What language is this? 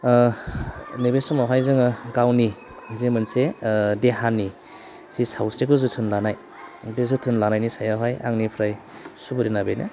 Bodo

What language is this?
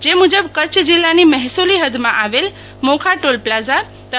Gujarati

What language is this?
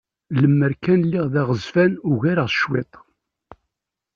Kabyle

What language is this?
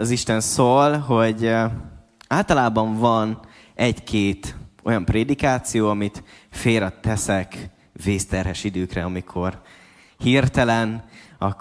Hungarian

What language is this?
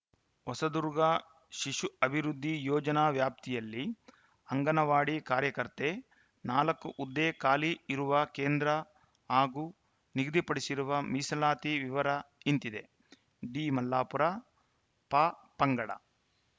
Kannada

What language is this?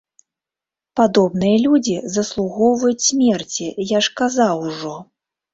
Belarusian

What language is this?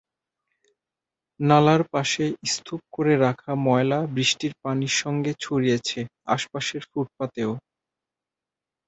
Bangla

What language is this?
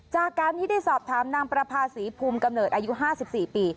Thai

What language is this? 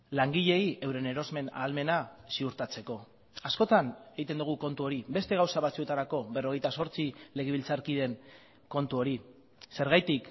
Basque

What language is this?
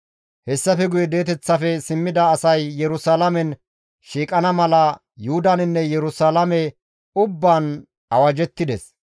Gamo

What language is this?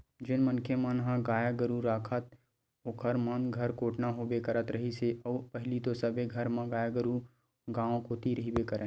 Chhattisgarhi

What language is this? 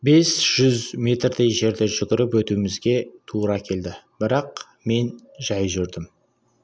Kazakh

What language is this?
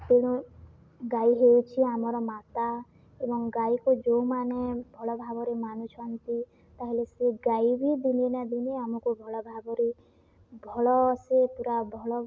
Odia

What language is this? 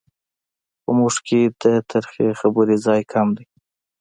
Pashto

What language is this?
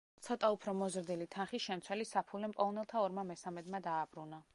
Georgian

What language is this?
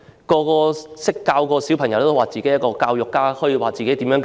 Cantonese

